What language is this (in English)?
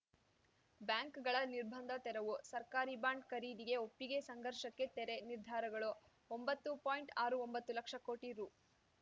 Kannada